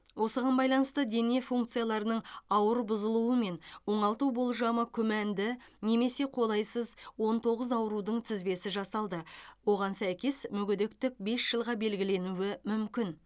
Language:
Kazakh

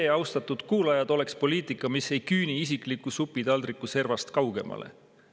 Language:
Estonian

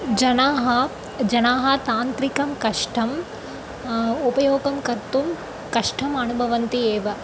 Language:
Sanskrit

